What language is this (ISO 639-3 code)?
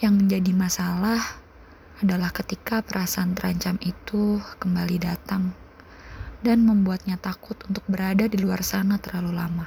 ind